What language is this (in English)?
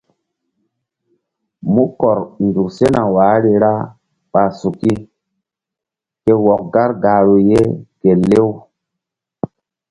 Mbum